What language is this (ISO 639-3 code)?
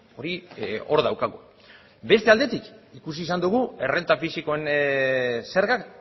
eus